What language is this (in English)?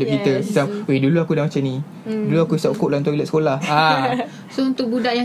Malay